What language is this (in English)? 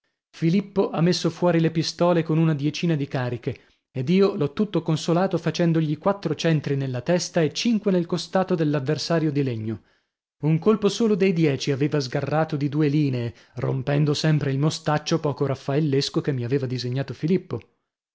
Italian